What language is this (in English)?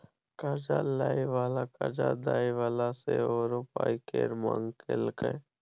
Maithili